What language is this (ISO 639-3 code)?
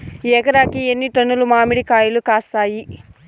tel